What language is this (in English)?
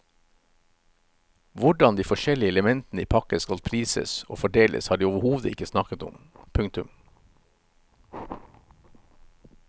Norwegian